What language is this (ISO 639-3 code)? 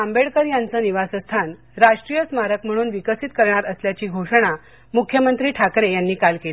mar